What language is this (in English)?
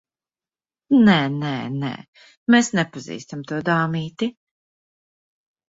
Latvian